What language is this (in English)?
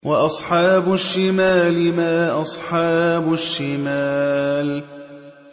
Arabic